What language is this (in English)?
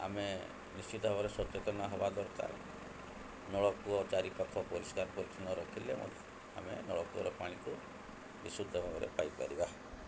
Odia